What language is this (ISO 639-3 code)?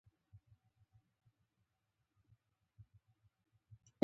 pus